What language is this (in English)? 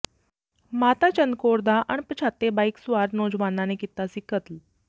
Punjabi